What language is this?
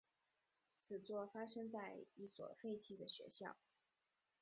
Chinese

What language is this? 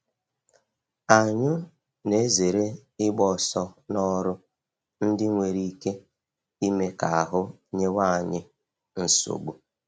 Igbo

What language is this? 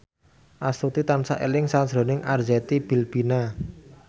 Javanese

